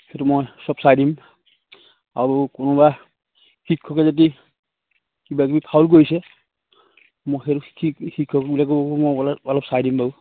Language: Assamese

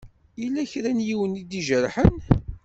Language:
Kabyle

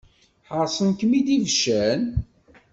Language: Kabyle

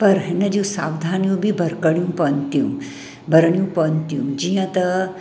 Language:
Sindhi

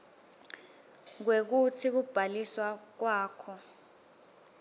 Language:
Swati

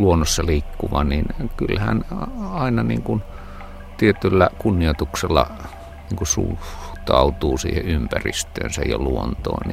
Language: Finnish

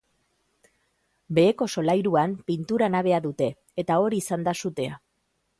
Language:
Basque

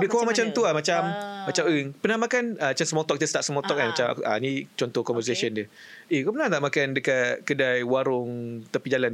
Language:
Malay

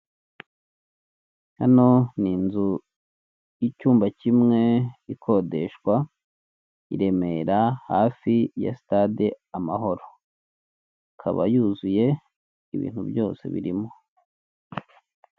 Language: Kinyarwanda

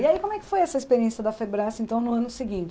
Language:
Portuguese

